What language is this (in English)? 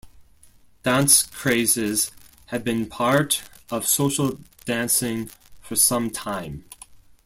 English